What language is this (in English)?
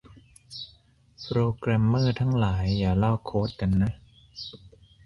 Thai